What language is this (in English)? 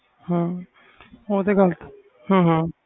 Punjabi